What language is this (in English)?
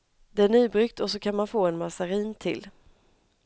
Swedish